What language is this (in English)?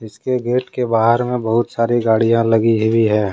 Hindi